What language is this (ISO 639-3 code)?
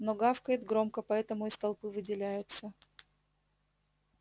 rus